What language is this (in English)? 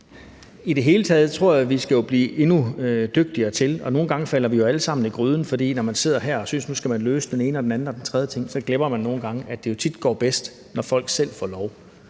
Danish